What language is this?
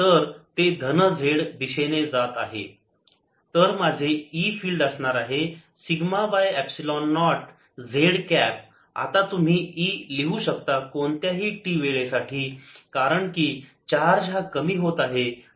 Marathi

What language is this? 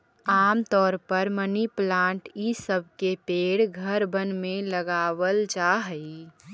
Magahi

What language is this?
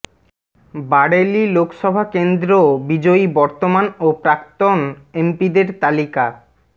Bangla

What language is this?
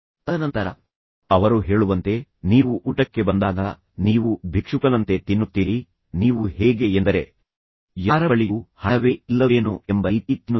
Kannada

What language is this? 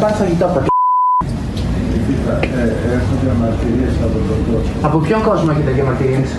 Greek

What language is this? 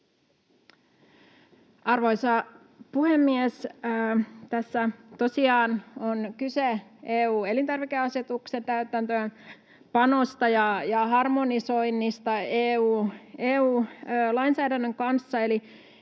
Finnish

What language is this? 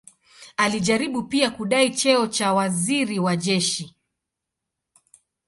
Swahili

